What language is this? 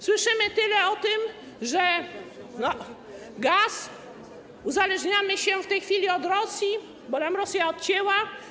Polish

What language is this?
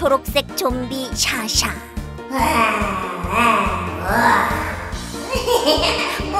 Korean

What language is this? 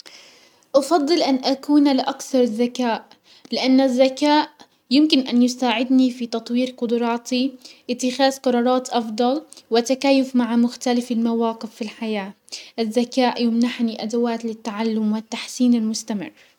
Hijazi Arabic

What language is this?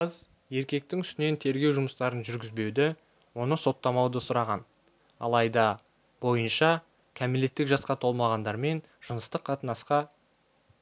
Kazakh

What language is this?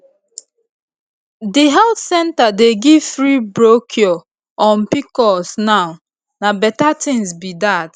Nigerian Pidgin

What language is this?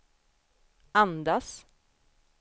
Swedish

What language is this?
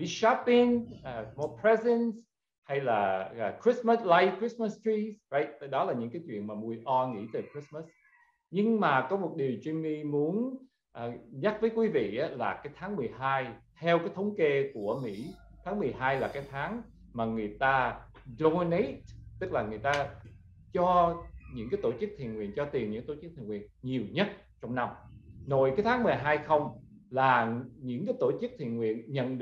Vietnamese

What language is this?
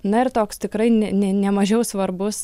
Lithuanian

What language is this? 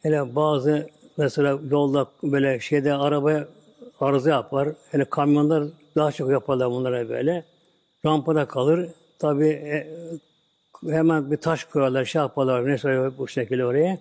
Turkish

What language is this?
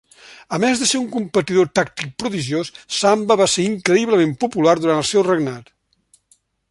Catalan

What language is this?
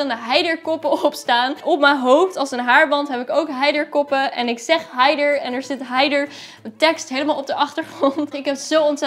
Dutch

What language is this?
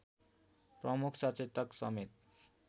Nepali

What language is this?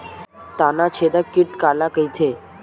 Chhattisgarhi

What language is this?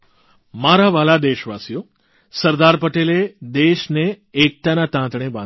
Gujarati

